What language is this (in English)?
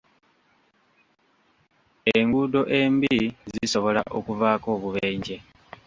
Ganda